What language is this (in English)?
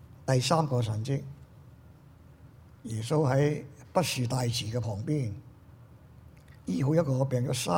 Chinese